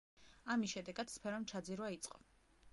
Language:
Georgian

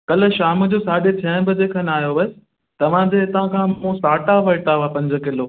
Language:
Sindhi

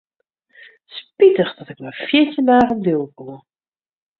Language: Western Frisian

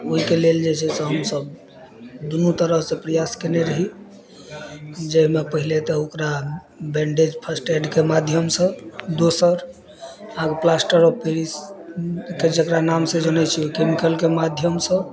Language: Maithili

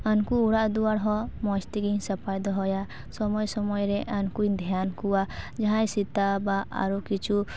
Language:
Santali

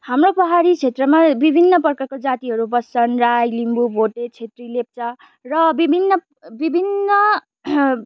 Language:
Nepali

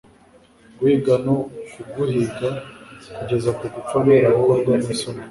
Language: Kinyarwanda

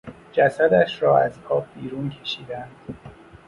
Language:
Persian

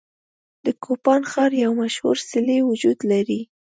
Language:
Pashto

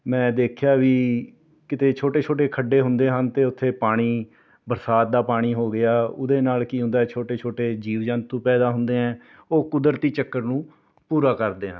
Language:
Punjabi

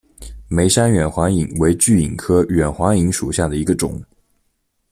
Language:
Chinese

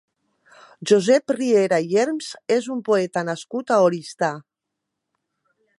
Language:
Catalan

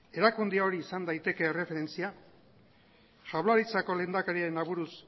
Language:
Basque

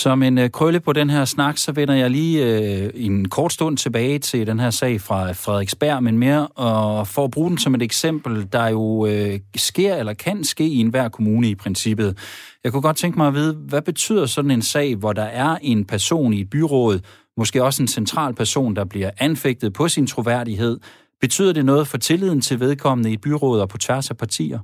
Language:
Danish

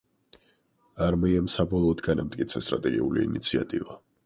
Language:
Georgian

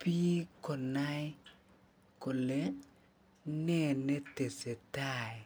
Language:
Kalenjin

